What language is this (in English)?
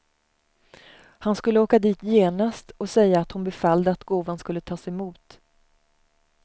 Swedish